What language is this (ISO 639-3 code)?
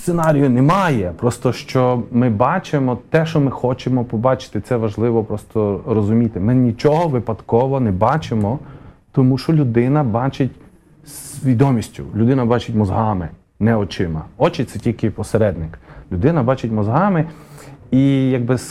ukr